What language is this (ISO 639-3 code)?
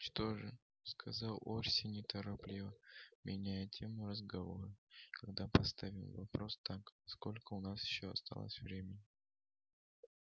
rus